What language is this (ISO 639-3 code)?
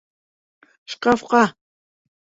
bak